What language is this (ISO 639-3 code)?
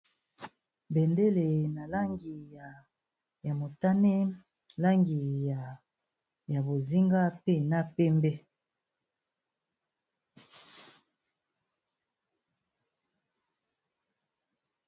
lin